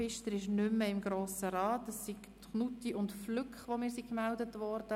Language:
Swiss German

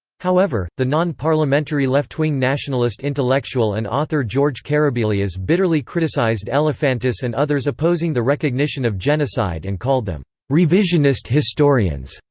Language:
English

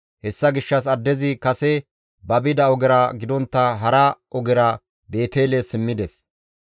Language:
Gamo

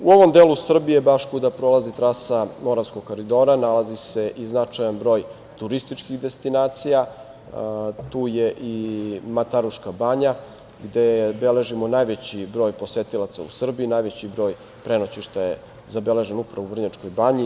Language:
Serbian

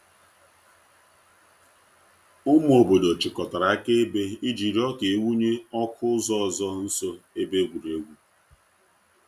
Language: Igbo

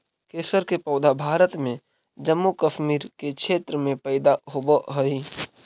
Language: Magahi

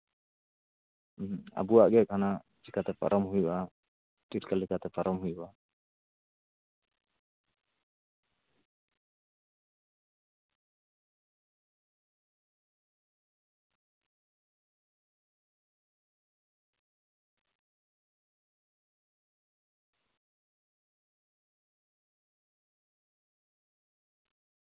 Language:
Santali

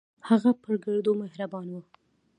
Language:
Pashto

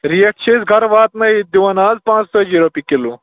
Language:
Kashmiri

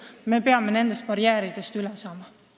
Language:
Estonian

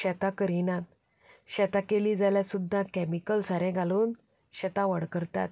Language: Konkani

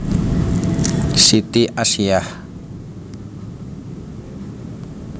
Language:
Javanese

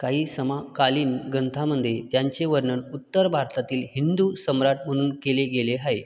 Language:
Marathi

